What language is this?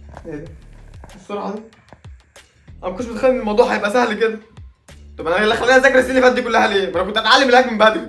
Arabic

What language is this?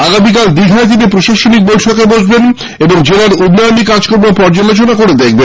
Bangla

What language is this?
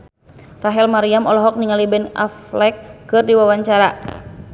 Sundanese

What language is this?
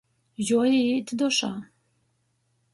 Latgalian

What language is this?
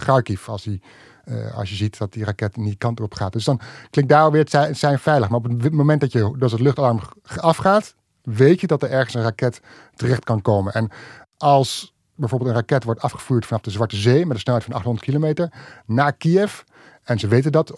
Dutch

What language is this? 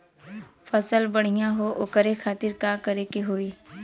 Bhojpuri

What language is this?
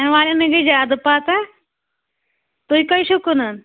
Kashmiri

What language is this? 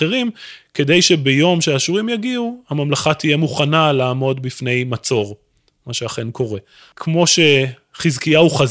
Hebrew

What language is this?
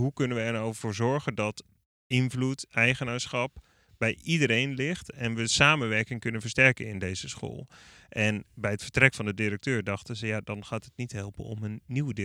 Dutch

